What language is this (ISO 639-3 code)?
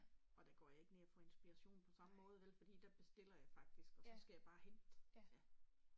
dan